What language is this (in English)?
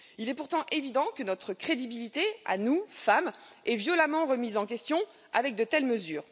French